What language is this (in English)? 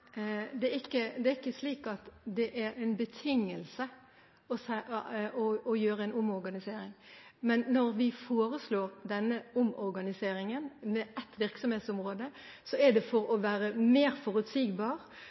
Norwegian